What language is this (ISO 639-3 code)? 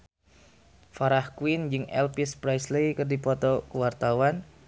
sun